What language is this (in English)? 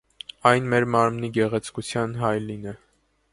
Armenian